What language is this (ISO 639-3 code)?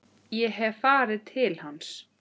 isl